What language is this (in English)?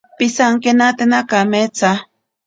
Ashéninka Perené